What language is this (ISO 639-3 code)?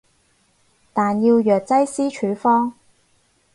yue